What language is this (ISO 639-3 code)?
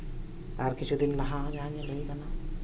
sat